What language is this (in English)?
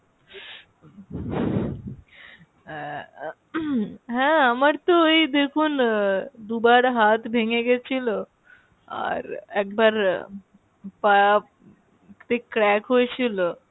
Bangla